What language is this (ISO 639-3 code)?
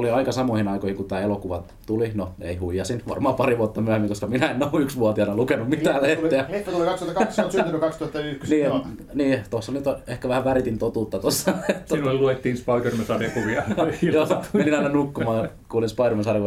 fin